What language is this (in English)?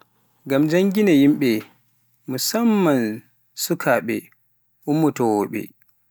Pular